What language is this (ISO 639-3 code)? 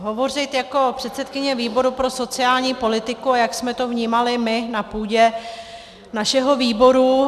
ces